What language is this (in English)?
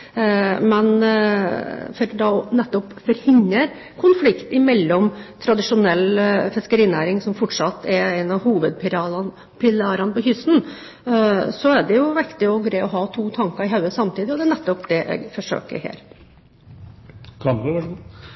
Norwegian Bokmål